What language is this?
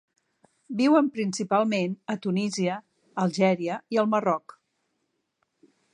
Catalan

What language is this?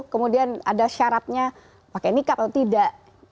Indonesian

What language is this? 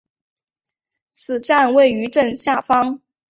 Chinese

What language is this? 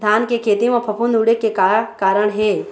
Chhattisgarhi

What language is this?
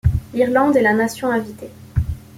French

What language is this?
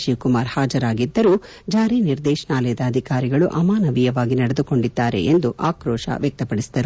Kannada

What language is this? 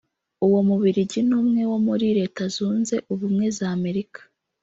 Kinyarwanda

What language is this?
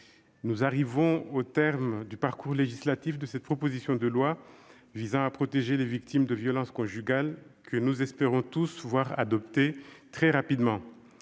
French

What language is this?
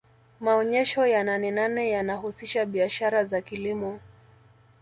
Swahili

